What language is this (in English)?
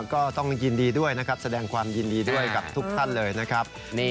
Thai